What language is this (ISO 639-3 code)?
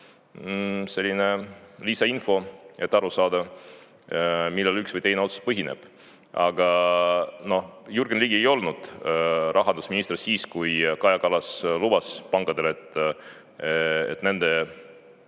est